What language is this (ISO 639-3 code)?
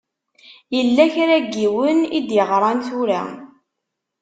kab